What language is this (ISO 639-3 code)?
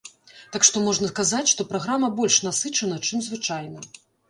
bel